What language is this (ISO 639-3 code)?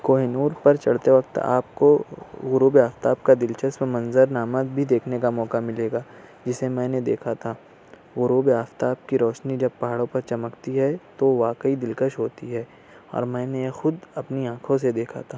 urd